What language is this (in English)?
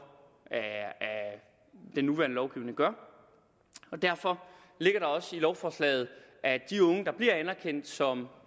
Danish